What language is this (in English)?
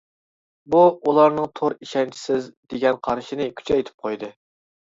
Uyghur